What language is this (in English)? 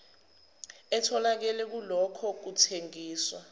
Zulu